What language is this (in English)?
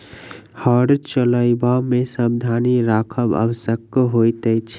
Maithili